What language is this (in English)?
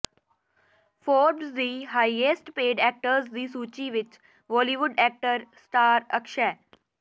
Punjabi